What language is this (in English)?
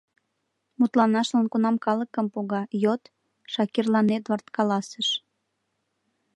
Mari